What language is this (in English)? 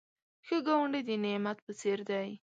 Pashto